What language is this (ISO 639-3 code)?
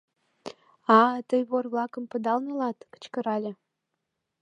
chm